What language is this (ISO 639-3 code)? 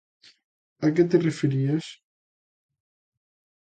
glg